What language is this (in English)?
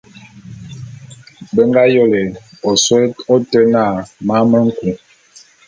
Bulu